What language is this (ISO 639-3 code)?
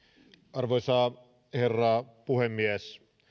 fin